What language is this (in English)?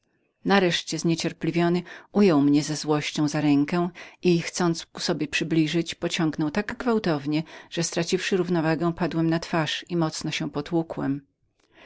Polish